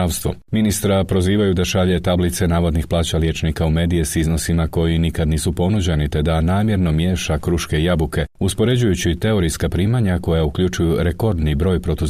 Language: Croatian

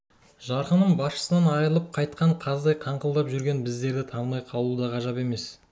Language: Kazakh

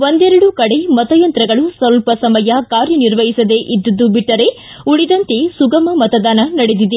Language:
Kannada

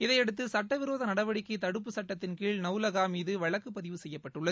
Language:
Tamil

